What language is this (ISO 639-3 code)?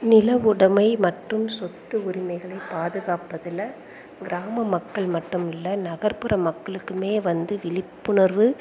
tam